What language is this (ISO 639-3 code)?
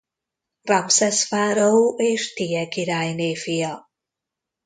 hun